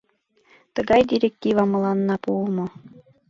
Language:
Mari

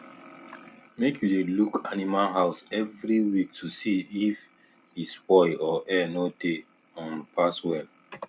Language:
Nigerian Pidgin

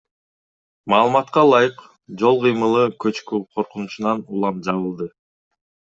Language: Kyrgyz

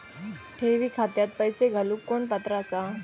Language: Marathi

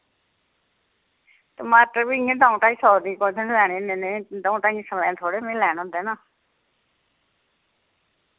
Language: Dogri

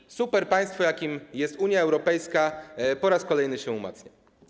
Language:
Polish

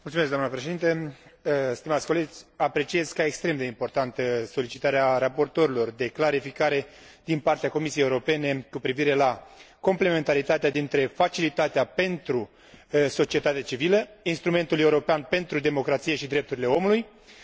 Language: Romanian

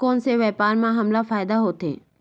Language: Chhattisgarhi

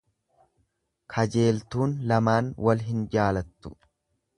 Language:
Oromo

